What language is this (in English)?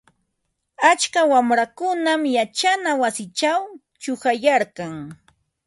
Ambo-Pasco Quechua